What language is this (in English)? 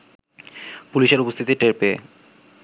Bangla